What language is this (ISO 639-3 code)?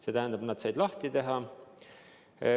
est